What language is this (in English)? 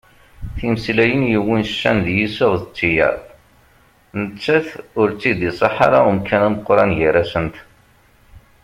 Kabyle